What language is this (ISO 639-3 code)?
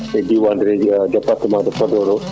ful